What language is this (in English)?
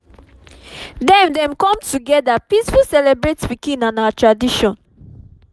Nigerian Pidgin